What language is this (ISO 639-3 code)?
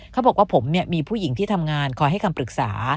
tha